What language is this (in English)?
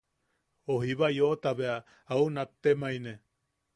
Yaqui